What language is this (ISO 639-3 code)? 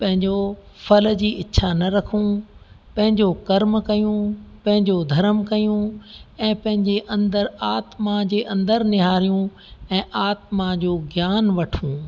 snd